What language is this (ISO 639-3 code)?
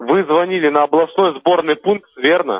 rus